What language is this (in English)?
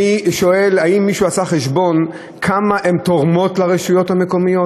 Hebrew